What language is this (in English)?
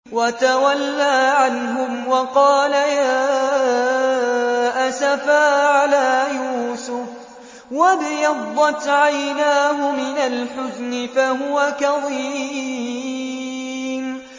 Arabic